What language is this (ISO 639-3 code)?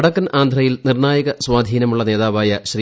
mal